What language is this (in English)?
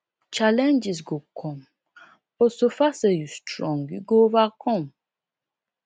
Nigerian Pidgin